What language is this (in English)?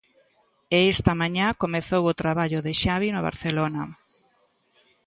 Galician